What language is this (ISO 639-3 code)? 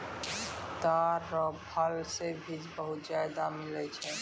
mai